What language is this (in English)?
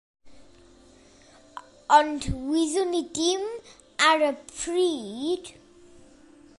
Welsh